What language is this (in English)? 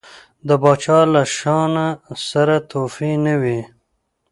Pashto